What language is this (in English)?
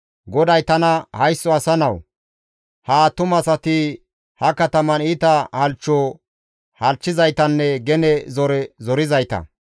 Gamo